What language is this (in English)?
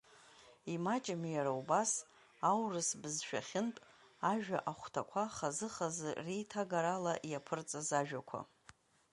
Abkhazian